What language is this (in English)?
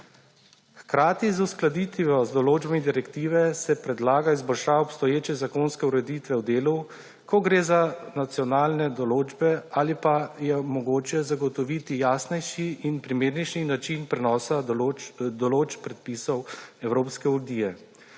Slovenian